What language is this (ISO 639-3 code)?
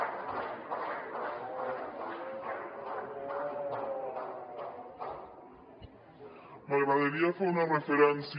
cat